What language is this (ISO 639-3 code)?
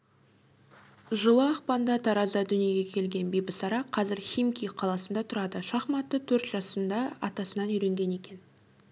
kaz